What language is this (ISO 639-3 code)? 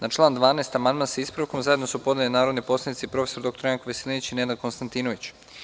srp